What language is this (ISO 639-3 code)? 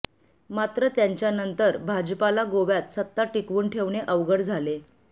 mar